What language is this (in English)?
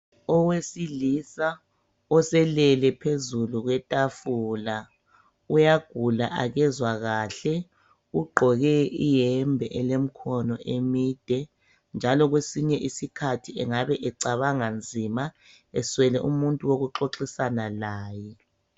North Ndebele